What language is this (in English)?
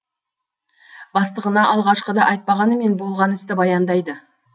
Kazakh